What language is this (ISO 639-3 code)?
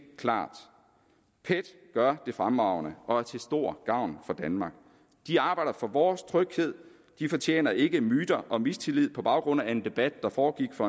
dan